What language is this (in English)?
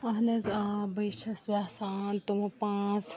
Kashmiri